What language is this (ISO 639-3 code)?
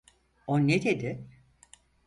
tur